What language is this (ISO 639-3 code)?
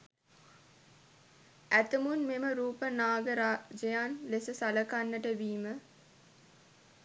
sin